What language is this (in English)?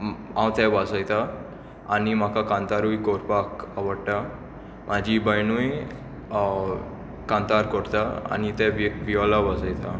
Konkani